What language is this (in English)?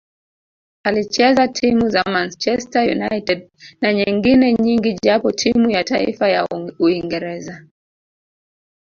Swahili